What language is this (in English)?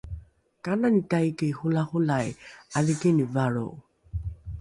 Rukai